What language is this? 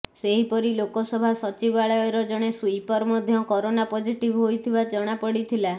Odia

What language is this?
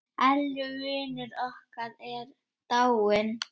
Icelandic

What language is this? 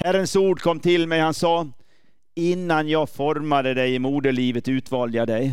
Swedish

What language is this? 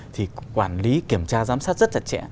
Vietnamese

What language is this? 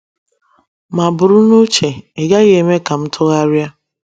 Igbo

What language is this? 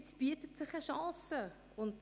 Swiss German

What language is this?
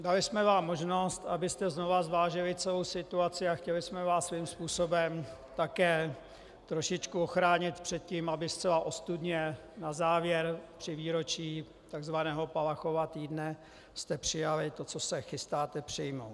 Czech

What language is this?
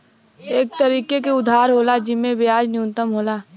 Bhojpuri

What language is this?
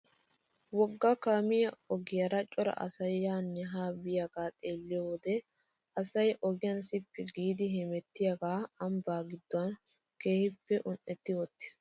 Wolaytta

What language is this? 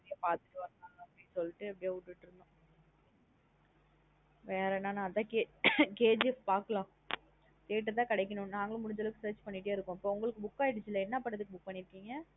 Tamil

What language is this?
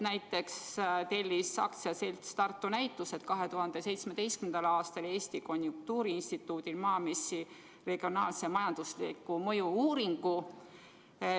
Estonian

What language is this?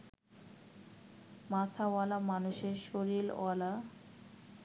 Bangla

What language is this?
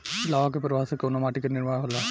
Bhojpuri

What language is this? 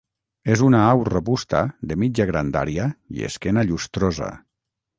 Catalan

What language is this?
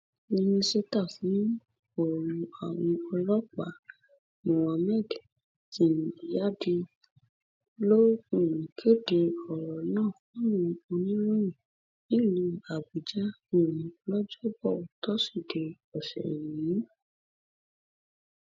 Yoruba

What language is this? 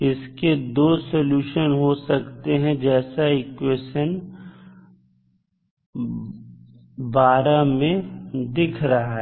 Hindi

